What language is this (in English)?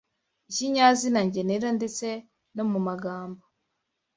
Kinyarwanda